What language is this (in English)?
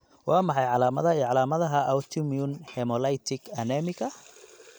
Somali